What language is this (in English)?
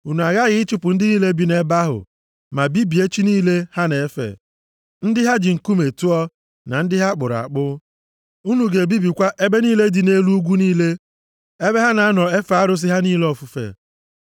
Igbo